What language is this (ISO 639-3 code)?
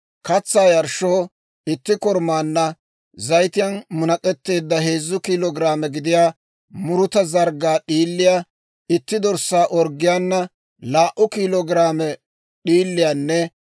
dwr